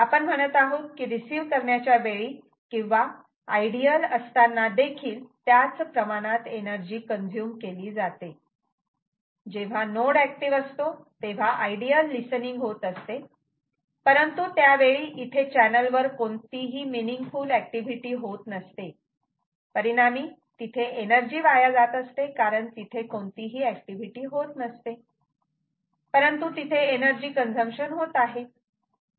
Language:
Marathi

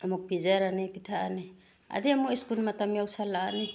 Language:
Manipuri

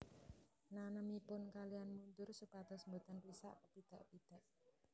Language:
Javanese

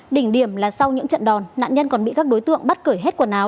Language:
Vietnamese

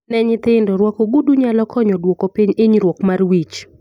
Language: Luo (Kenya and Tanzania)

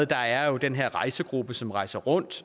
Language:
Danish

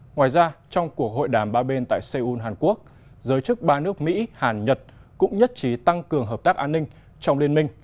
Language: Vietnamese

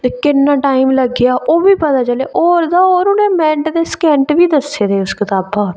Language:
Dogri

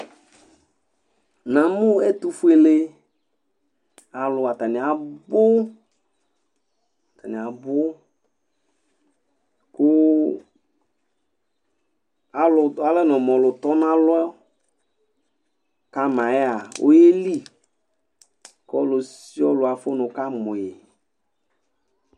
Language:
Ikposo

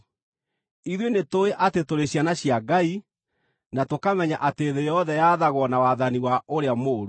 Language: Kikuyu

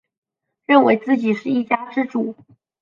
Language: Chinese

